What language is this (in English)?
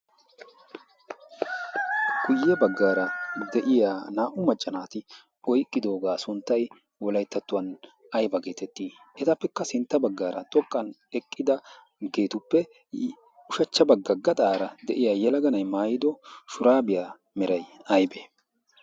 Wolaytta